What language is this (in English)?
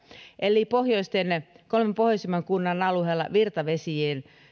Finnish